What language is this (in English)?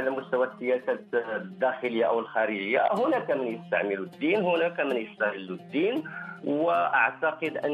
Arabic